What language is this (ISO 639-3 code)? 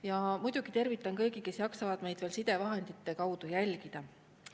est